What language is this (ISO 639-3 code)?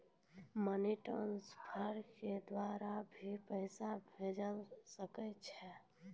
mai